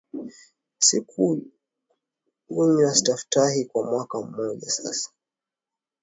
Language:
Swahili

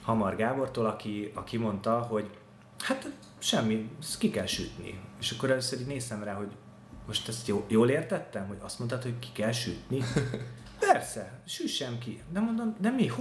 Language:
Hungarian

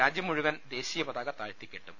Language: Malayalam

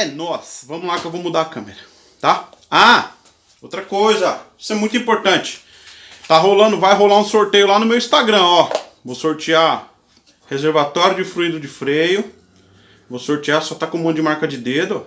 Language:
Portuguese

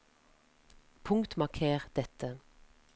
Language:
Norwegian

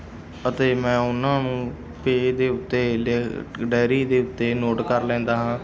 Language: Punjabi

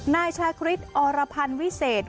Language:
Thai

